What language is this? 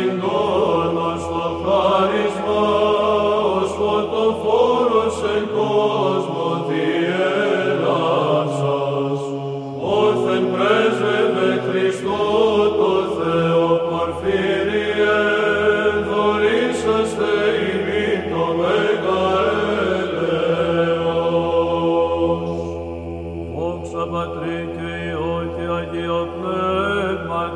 Greek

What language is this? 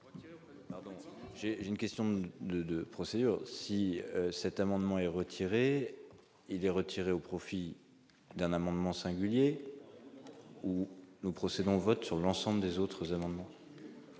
French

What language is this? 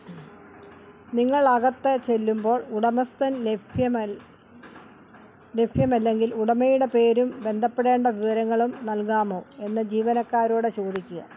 Malayalam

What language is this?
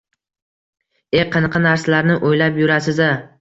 Uzbek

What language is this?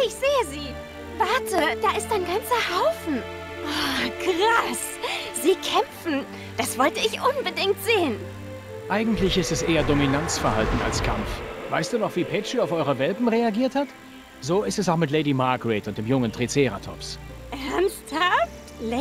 German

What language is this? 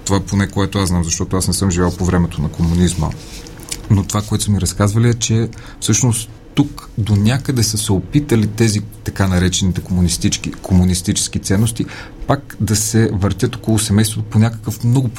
Bulgarian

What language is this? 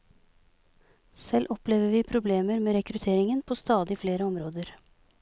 Norwegian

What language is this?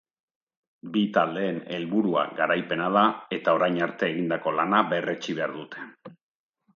Basque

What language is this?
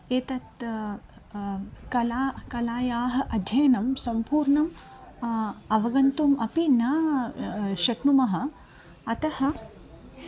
Sanskrit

